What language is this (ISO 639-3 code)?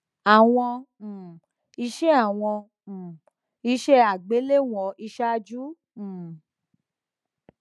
yor